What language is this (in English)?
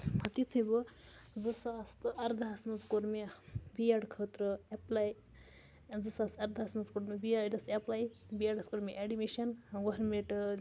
Kashmiri